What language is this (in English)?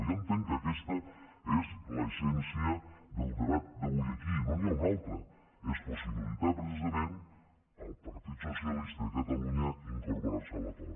Catalan